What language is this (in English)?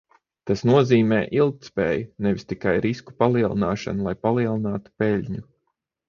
Latvian